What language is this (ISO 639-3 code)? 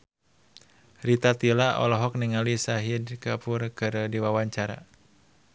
sun